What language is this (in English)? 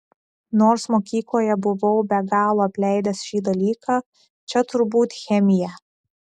Lithuanian